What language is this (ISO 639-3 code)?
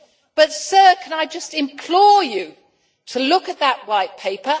eng